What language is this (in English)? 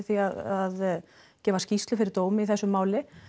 Icelandic